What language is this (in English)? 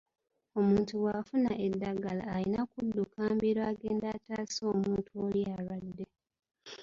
Ganda